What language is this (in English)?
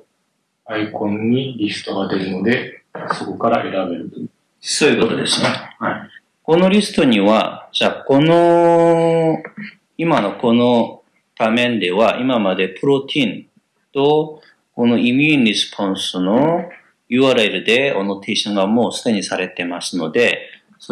Japanese